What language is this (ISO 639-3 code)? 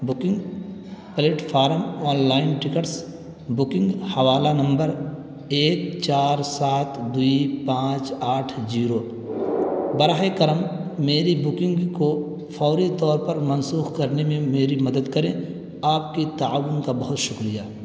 urd